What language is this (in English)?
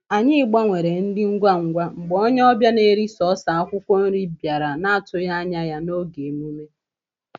Igbo